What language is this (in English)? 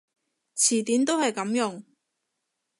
Cantonese